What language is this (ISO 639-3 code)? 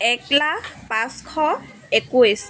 asm